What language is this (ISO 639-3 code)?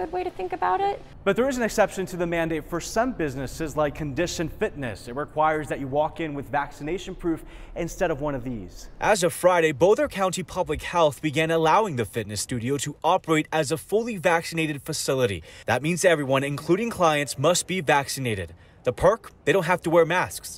eng